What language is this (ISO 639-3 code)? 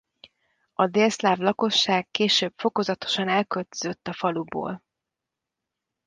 hun